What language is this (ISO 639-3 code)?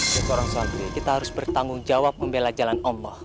ind